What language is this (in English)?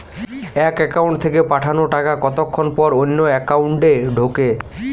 Bangla